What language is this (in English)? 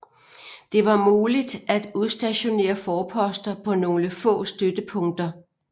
Danish